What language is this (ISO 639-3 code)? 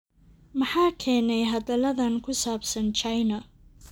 som